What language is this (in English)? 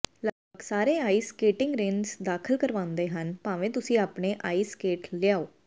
Punjabi